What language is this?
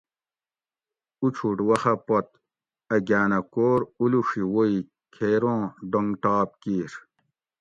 Gawri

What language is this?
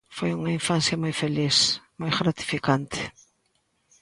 Galician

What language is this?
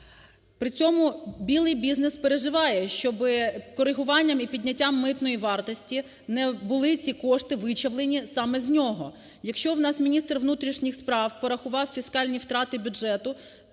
Ukrainian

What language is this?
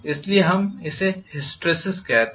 Hindi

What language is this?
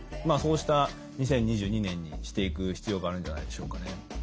Japanese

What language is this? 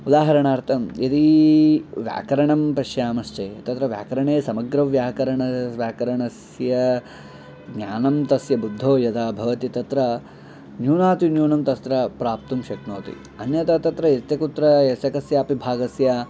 Sanskrit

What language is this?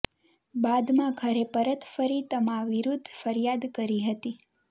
Gujarati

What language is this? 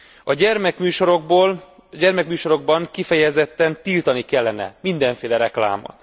Hungarian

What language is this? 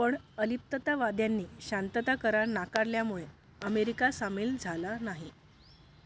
Marathi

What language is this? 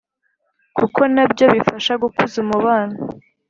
Kinyarwanda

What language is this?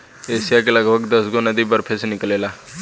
Bhojpuri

